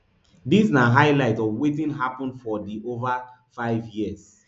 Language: Nigerian Pidgin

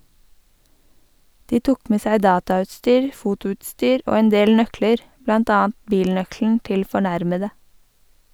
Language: Norwegian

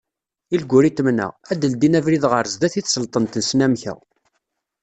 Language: Kabyle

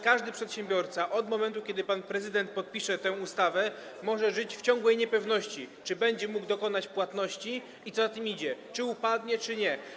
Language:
Polish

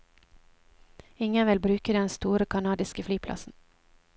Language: Norwegian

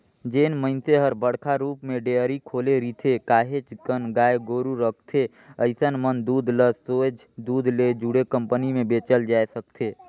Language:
Chhattisgarhi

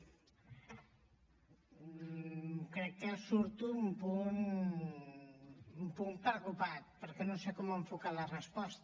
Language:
Catalan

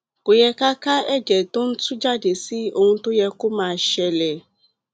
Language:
Yoruba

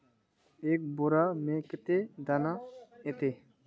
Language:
Magahi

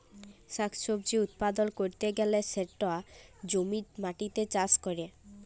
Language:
Bangla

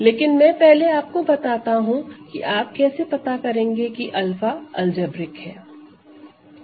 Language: Hindi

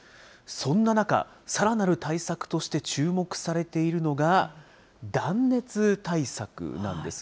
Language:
Japanese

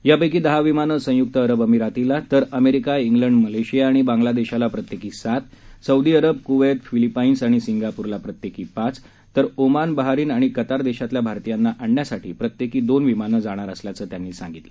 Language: Marathi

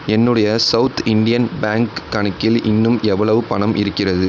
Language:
Tamil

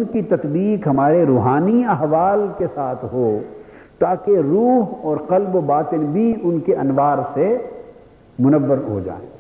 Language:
Urdu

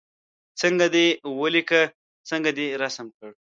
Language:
Pashto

